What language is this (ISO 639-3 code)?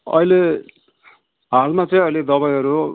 nep